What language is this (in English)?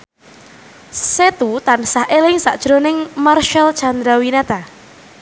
Javanese